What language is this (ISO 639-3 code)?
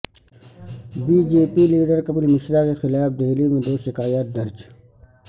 urd